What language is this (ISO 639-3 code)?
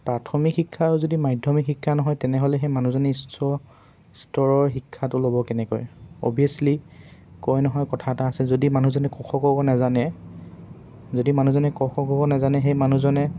asm